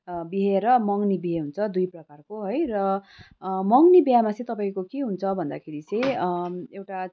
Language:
Nepali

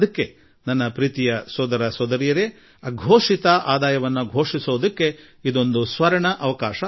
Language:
Kannada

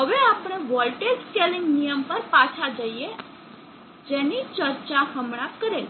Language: Gujarati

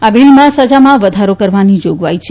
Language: Gujarati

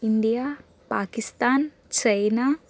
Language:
Telugu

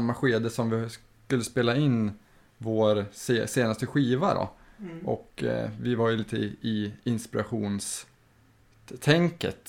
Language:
Swedish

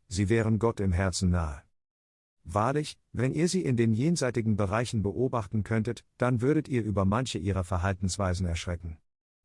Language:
German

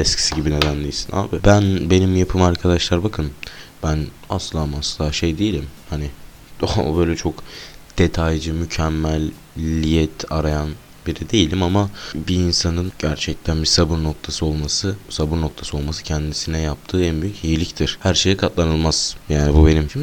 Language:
Turkish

